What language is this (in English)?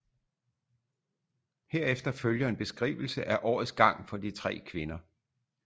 Danish